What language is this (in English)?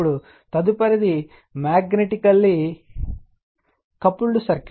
Telugu